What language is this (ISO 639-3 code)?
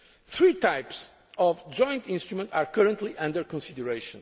eng